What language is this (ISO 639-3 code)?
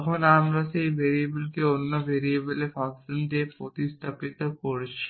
ben